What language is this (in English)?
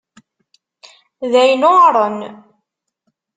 Kabyle